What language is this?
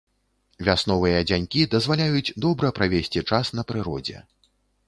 Belarusian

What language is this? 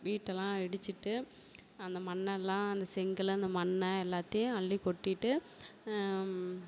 Tamil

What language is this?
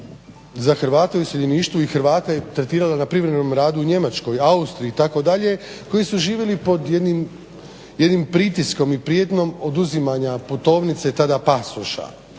Croatian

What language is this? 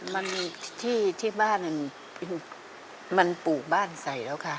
Thai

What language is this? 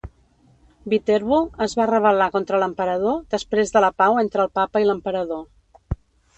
Catalan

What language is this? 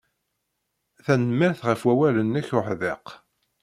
Kabyle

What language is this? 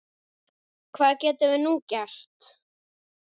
Icelandic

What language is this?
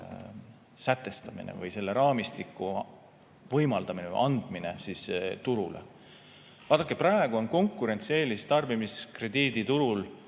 Estonian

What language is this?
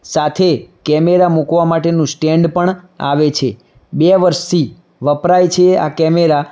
Gujarati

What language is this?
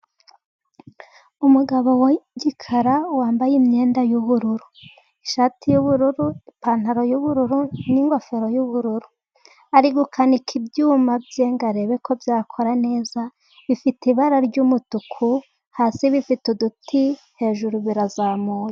Kinyarwanda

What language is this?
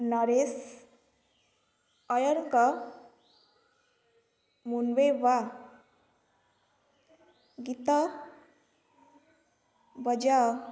Odia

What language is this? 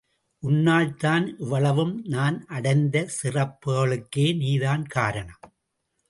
Tamil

